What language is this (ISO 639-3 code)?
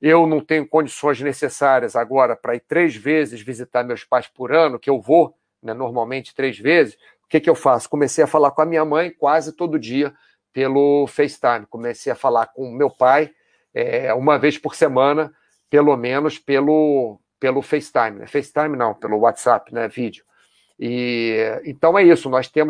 por